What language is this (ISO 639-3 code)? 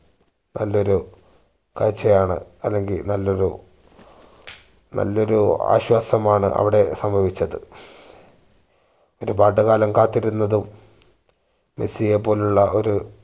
mal